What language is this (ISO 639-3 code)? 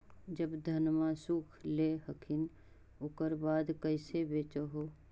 mag